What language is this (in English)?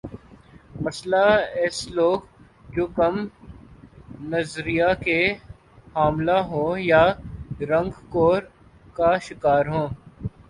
Urdu